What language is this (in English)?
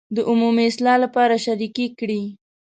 Pashto